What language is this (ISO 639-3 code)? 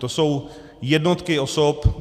ces